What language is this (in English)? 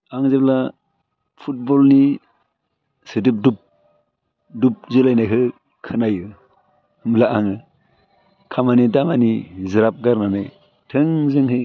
Bodo